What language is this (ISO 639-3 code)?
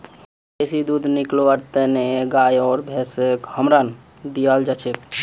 mag